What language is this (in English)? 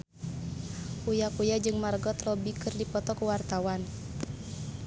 Sundanese